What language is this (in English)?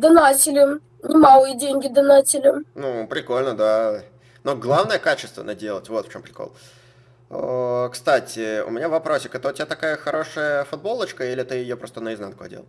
Russian